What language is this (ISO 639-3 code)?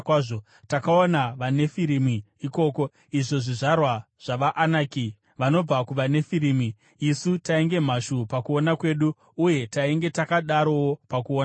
sna